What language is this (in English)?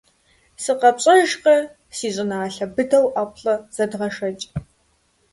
Kabardian